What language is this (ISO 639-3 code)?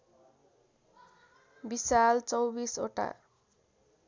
nep